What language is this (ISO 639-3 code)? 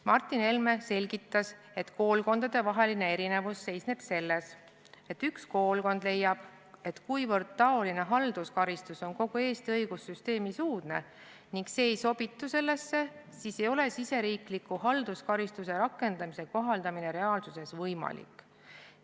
est